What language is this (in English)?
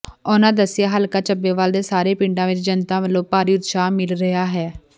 Punjabi